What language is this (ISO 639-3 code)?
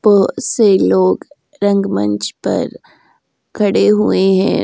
hin